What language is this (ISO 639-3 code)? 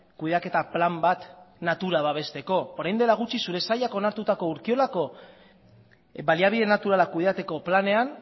eus